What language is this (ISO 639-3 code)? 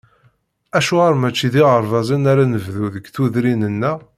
kab